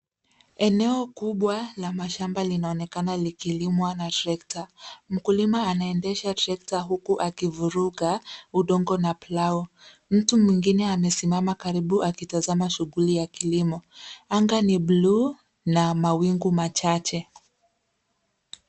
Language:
Swahili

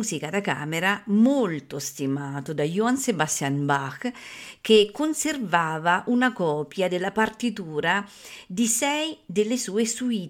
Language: Italian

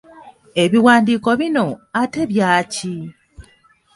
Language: Ganda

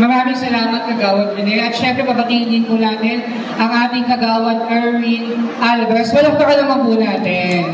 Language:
Filipino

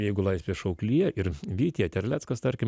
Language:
Lithuanian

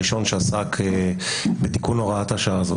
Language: Hebrew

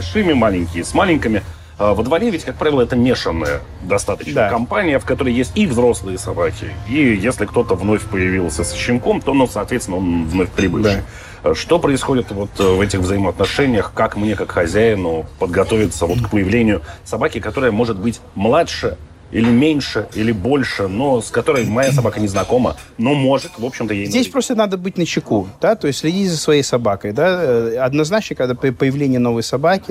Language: Russian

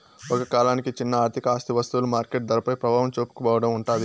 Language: Telugu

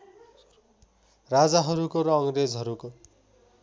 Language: Nepali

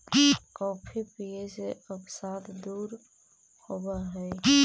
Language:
Magahi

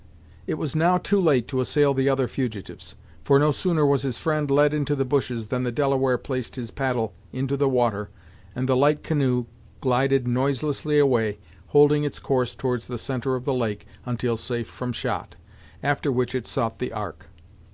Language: English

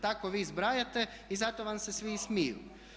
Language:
Croatian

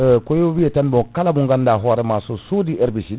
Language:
Fula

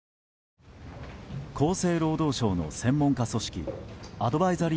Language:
Japanese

